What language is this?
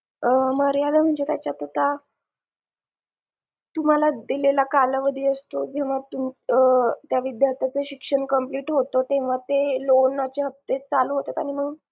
Marathi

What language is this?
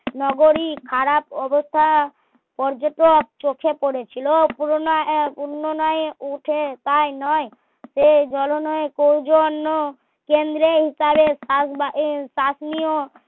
Bangla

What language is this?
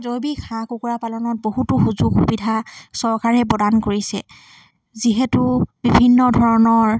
Assamese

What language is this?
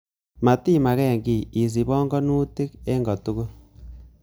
Kalenjin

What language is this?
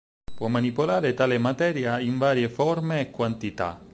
Italian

